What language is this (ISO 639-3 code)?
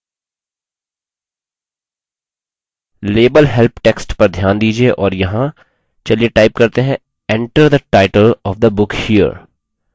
hin